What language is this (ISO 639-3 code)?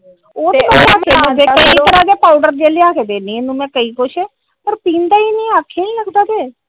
pan